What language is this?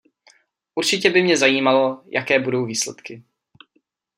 Czech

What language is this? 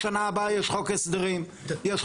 Hebrew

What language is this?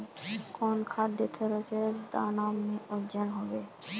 Magahi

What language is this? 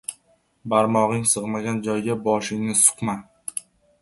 Uzbek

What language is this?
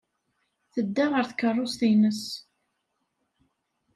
Kabyle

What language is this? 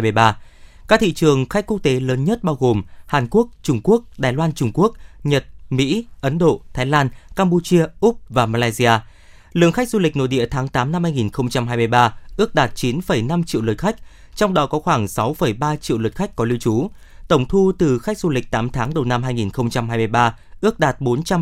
Vietnamese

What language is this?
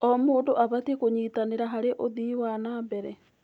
Kikuyu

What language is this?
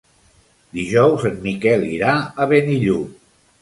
Catalan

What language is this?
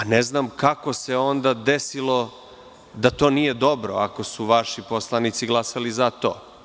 Serbian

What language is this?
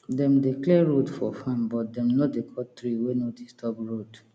Nigerian Pidgin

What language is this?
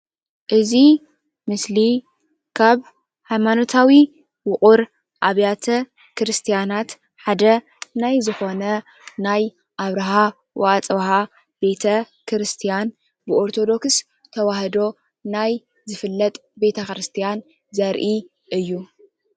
Tigrinya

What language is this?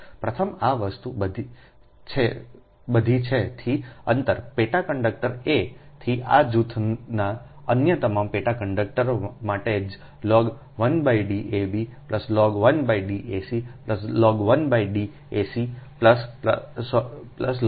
Gujarati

